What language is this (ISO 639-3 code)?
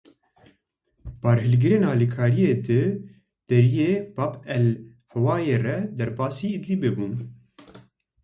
kur